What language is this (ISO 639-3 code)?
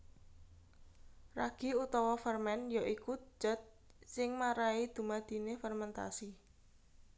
jav